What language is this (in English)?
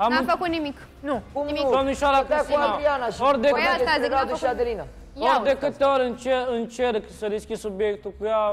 Romanian